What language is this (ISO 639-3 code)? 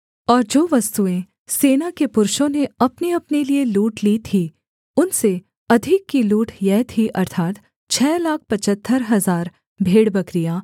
hin